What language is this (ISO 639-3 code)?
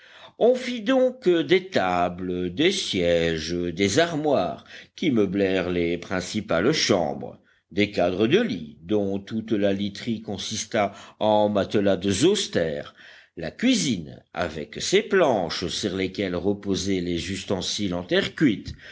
fra